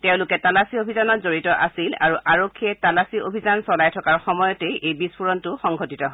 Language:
Assamese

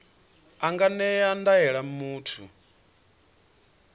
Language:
Venda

